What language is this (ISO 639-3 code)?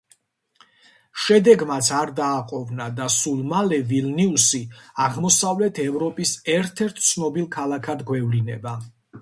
kat